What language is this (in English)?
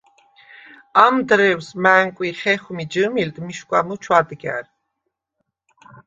Svan